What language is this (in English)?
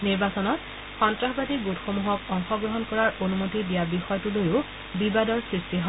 Assamese